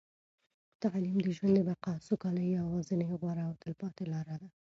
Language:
Pashto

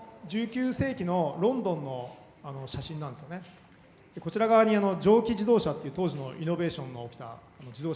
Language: Japanese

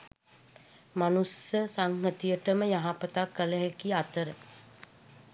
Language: Sinhala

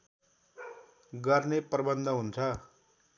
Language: Nepali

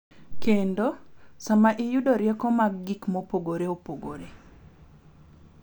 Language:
Luo (Kenya and Tanzania)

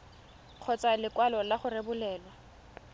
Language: Tswana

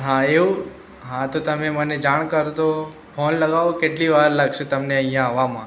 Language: Gujarati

